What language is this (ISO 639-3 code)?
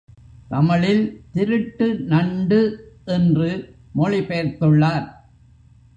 tam